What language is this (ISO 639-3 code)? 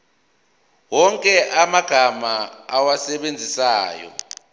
zul